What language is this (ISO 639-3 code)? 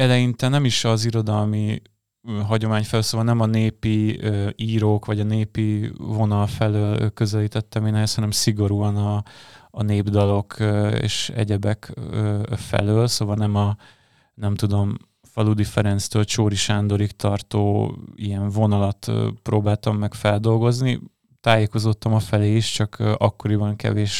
hun